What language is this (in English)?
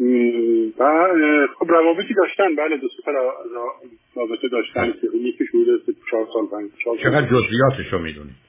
Persian